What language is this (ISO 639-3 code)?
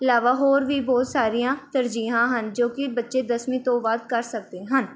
pan